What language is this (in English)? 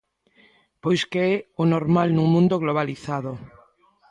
Galician